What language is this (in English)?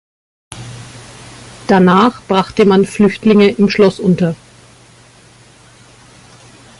German